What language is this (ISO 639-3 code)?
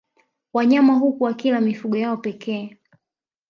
swa